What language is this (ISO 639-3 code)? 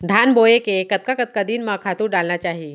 hne